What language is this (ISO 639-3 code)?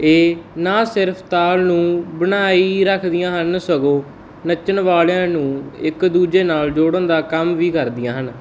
pan